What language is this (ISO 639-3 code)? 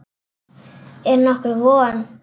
isl